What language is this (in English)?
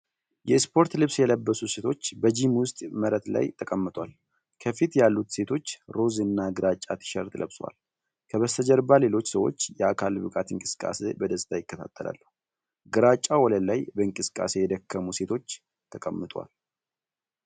Amharic